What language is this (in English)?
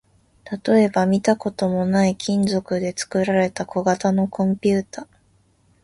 Japanese